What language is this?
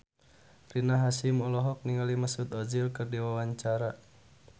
Sundanese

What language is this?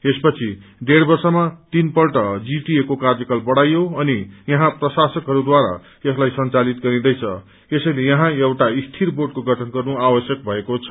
Nepali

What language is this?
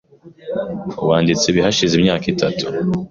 Kinyarwanda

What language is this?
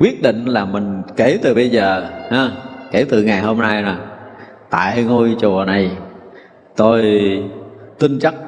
Vietnamese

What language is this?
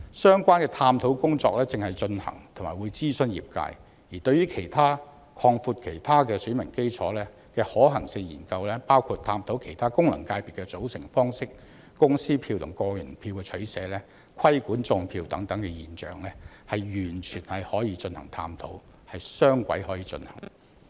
Cantonese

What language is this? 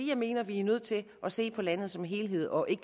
Danish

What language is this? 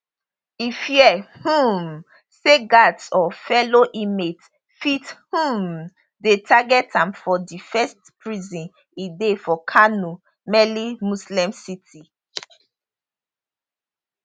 Nigerian Pidgin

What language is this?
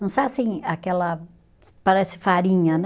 Portuguese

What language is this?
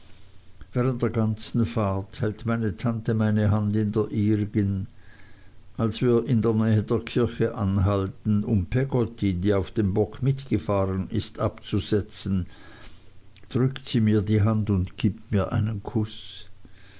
German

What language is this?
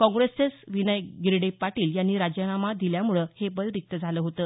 Marathi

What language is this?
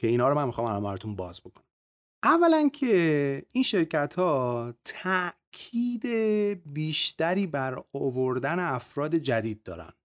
Persian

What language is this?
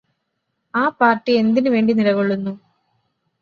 Malayalam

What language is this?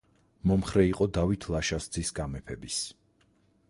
Georgian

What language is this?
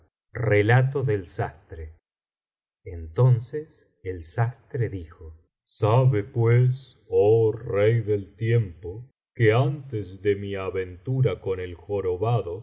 Spanish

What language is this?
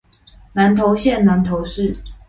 Chinese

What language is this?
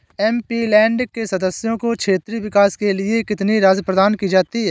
Hindi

